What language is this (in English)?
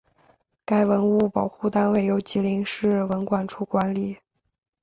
Chinese